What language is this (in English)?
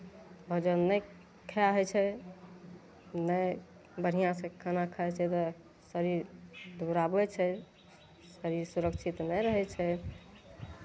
Maithili